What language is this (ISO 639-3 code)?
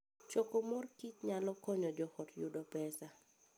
luo